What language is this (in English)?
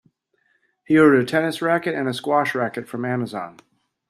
English